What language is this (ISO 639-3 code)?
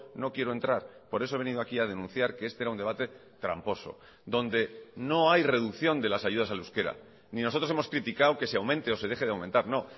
spa